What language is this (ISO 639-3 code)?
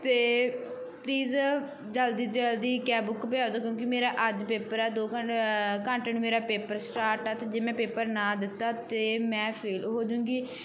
pan